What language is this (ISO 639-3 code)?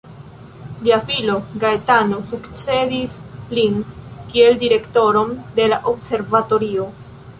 epo